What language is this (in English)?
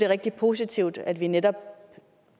Danish